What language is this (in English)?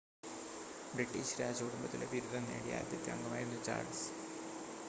Malayalam